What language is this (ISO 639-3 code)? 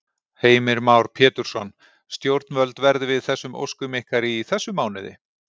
isl